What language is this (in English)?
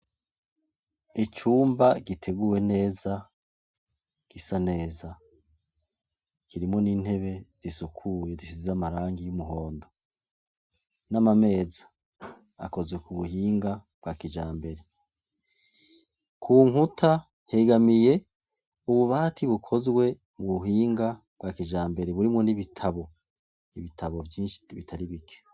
Rundi